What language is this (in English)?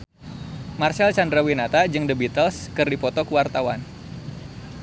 Sundanese